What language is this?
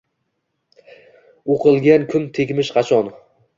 Uzbek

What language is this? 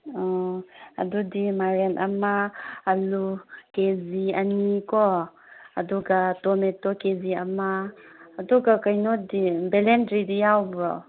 Manipuri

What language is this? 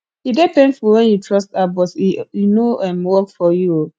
Nigerian Pidgin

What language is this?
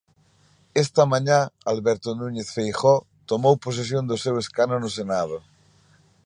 Galician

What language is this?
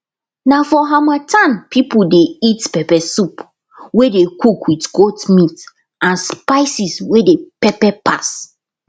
Nigerian Pidgin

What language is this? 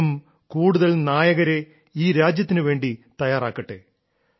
Malayalam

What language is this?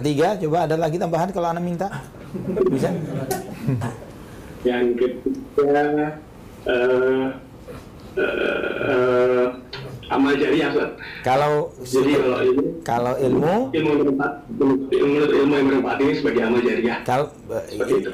Indonesian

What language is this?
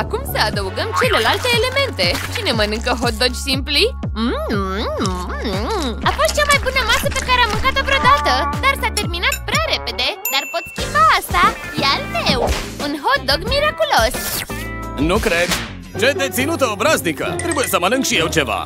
Romanian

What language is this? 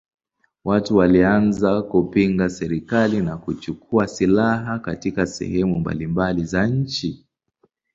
Swahili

